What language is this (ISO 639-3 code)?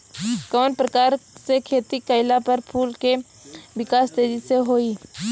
bho